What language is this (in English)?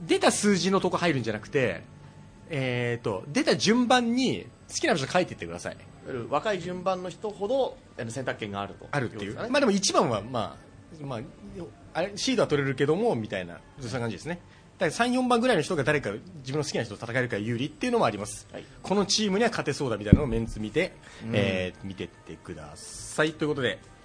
Japanese